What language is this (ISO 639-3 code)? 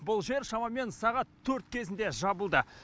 kaz